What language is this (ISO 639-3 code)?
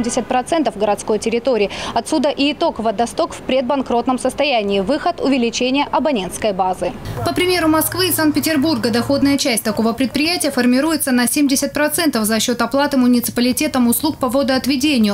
rus